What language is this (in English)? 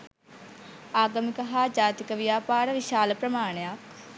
Sinhala